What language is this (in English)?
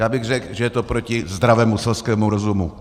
Czech